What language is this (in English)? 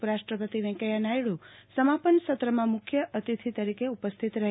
Gujarati